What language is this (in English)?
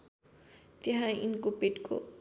Nepali